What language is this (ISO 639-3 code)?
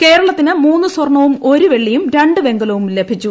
mal